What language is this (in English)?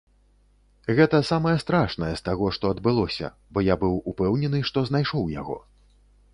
Belarusian